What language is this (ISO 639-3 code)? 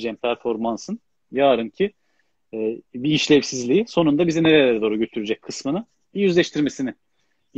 tur